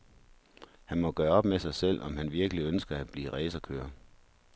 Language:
Danish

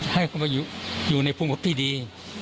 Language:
Thai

